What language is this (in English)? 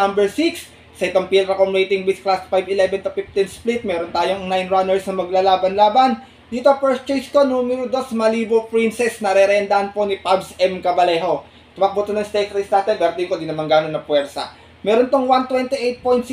Filipino